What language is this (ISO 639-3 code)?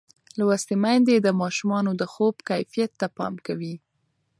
pus